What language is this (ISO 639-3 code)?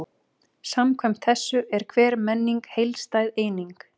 isl